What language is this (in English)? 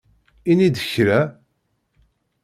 Kabyle